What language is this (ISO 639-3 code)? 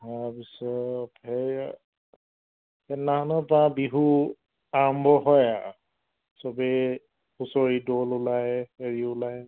asm